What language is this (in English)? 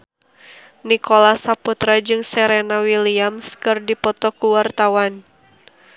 Sundanese